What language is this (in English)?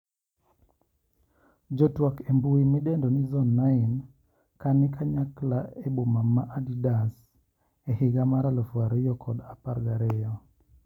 Luo (Kenya and Tanzania)